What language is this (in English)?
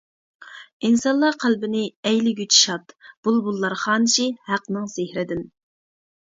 Uyghur